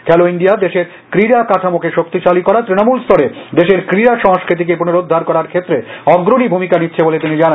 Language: Bangla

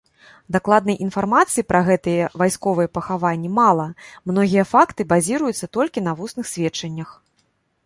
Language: Belarusian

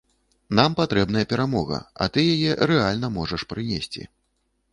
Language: Belarusian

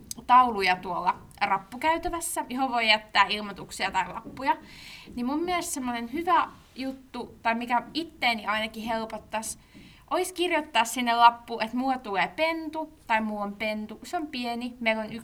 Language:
Finnish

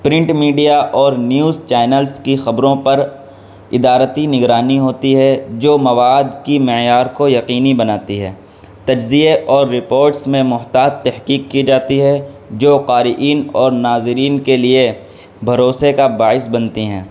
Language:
Urdu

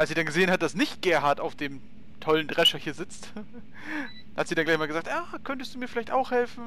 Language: German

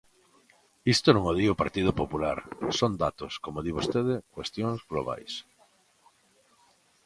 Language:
Galician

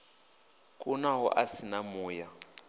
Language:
Venda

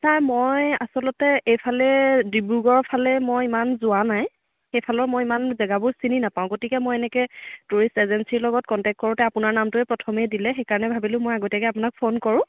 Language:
Assamese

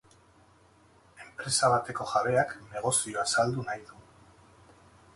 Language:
Basque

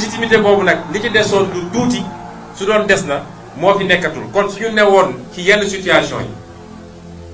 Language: French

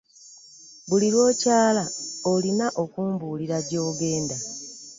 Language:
Ganda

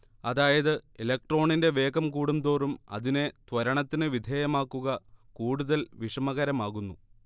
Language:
Malayalam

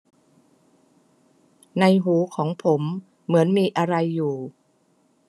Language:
Thai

